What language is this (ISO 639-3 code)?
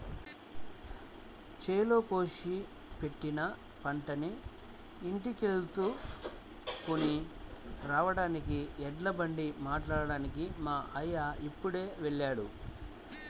tel